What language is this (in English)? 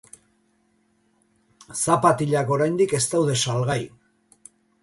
Basque